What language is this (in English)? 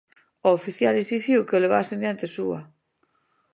Galician